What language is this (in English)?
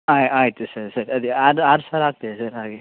Kannada